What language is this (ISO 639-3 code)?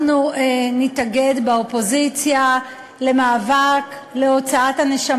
heb